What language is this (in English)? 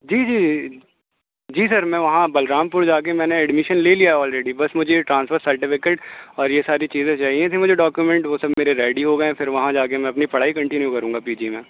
Urdu